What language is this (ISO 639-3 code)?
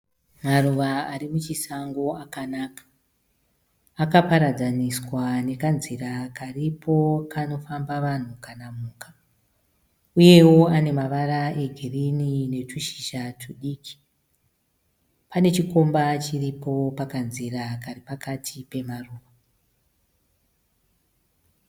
sna